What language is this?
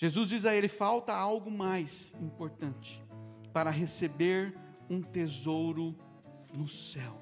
Portuguese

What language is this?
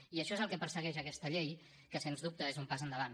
Catalan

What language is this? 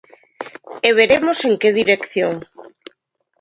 Galician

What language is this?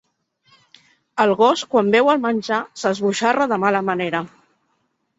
Catalan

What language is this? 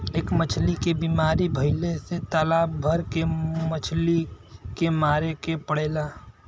Bhojpuri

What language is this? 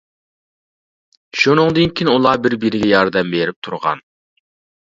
Uyghur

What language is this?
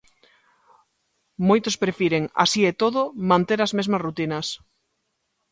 Galician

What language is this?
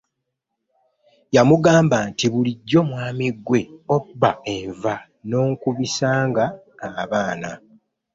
Ganda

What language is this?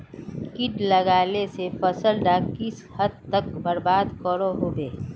Magahi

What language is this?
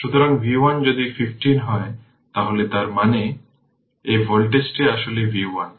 Bangla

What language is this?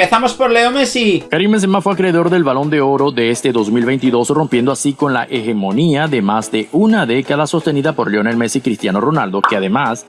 Spanish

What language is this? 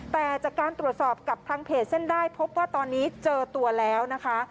Thai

